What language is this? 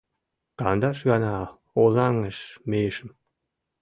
Mari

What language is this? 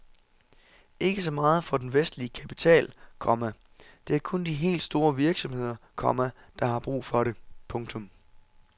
Danish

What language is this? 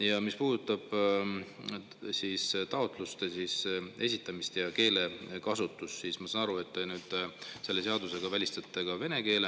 Estonian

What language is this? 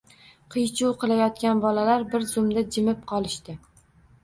Uzbek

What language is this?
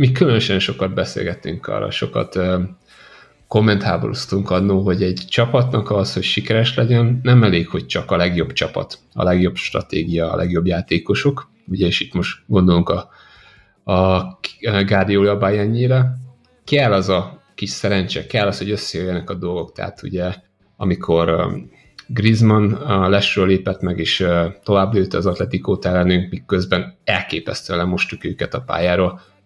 Hungarian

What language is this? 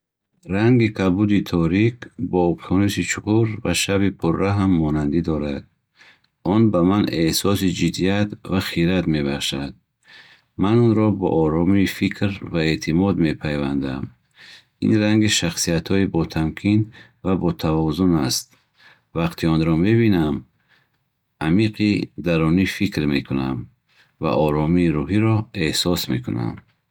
Bukharic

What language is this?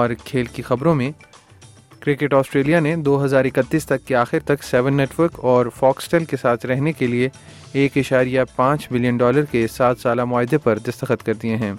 Urdu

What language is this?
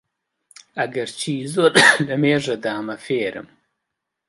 Central Kurdish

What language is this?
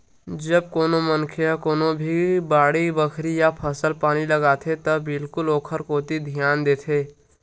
Chhattisgarhi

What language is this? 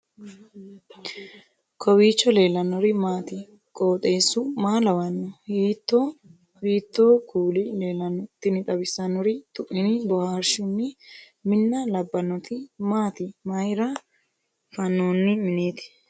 Sidamo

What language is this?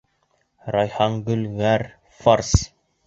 Bashkir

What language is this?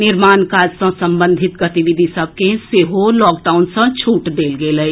Maithili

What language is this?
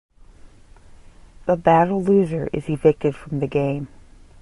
English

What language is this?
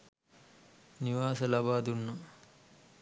Sinhala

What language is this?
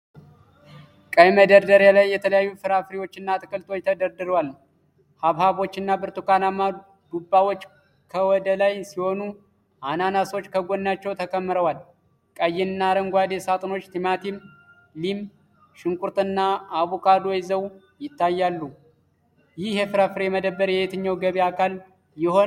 Amharic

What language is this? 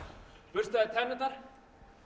Icelandic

